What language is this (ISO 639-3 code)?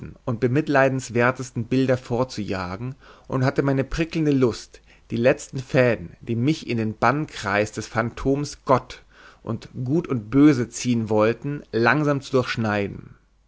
deu